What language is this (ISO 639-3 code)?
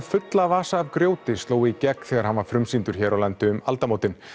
isl